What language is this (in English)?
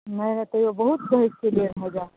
Maithili